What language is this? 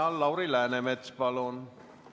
Estonian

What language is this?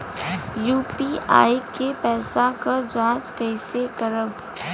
Bhojpuri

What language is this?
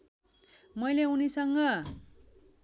Nepali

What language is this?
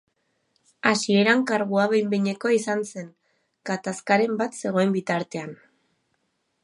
Basque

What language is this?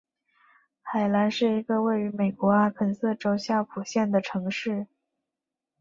Chinese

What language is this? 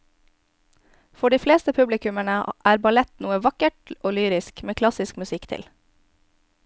Norwegian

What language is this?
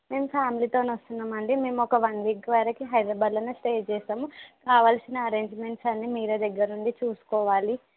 Telugu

